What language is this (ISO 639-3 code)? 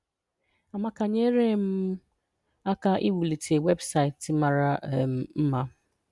ibo